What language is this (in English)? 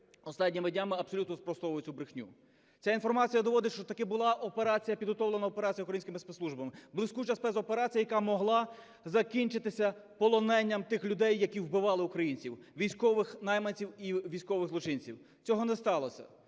Ukrainian